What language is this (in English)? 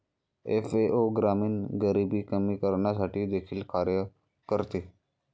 Marathi